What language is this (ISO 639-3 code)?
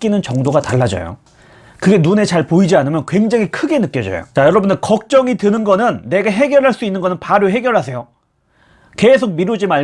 kor